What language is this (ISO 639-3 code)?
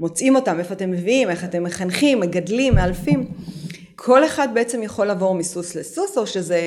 heb